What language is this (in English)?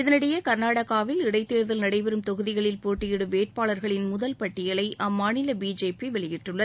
Tamil